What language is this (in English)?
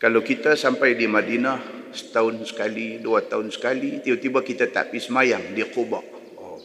Malay